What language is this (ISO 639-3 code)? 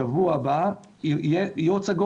heb